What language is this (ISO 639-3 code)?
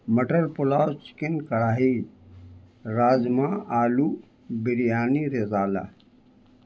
urd